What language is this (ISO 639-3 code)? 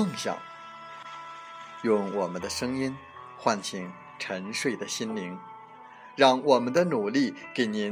zho